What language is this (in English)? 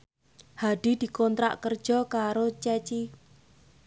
Javanese